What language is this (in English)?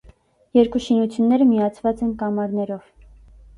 Armenian